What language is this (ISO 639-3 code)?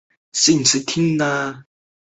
zho